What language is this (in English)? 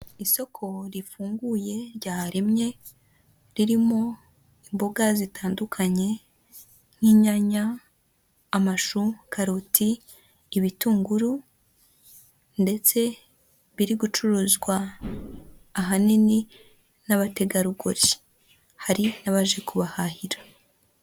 Kinyarwanda